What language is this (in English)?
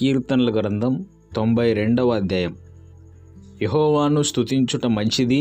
Telugu